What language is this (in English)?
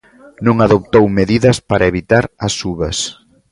Galician